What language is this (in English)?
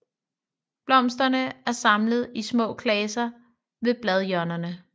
Danish